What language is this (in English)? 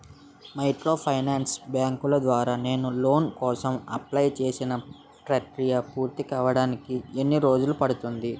Telugu